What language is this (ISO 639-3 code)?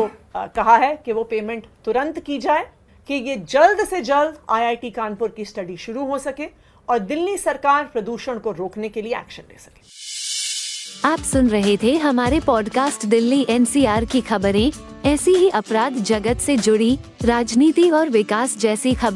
hin